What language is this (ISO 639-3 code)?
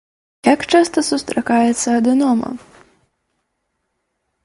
bel